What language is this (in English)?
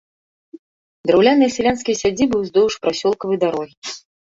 Belarusian